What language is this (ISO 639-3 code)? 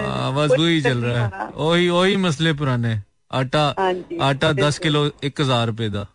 hin